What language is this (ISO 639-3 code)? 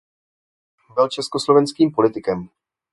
ces